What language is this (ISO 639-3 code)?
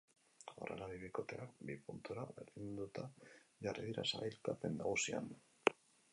eus